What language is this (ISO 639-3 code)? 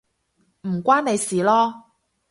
yue